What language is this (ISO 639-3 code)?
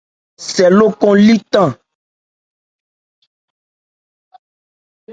ebr